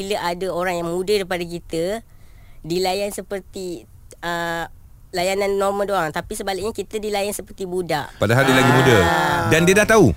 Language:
Malay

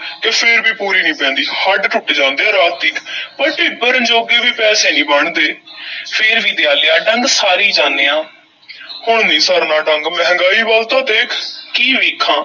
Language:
Punjabi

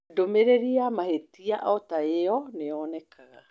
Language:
Kikuyu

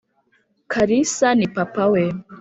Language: Kinyarwanda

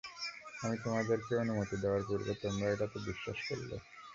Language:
Bangla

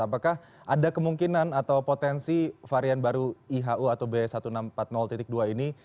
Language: Indonesian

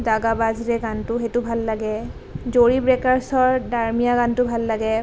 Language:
Assamese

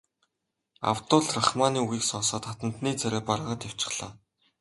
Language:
Mongolian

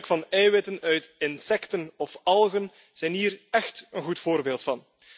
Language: Dutch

